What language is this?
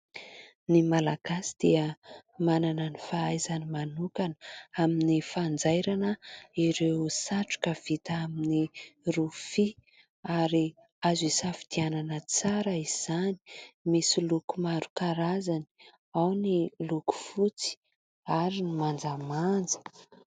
Malagasy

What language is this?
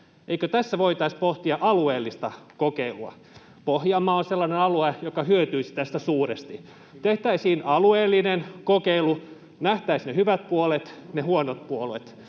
Finnish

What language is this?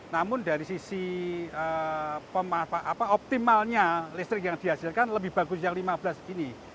Indonesian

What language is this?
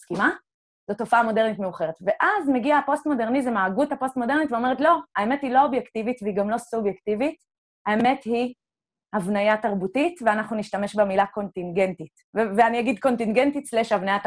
Hebrew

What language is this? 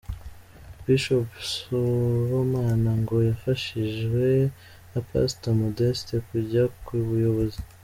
Kinyarwanda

